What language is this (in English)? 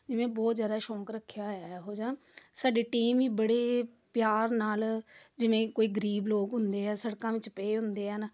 Punjabi